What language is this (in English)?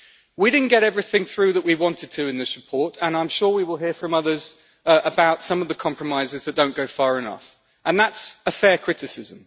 English